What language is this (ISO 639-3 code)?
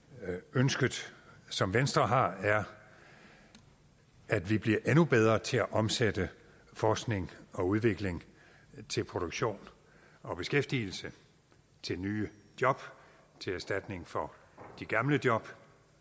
dan